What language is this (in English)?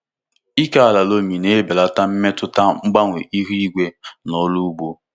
Igbo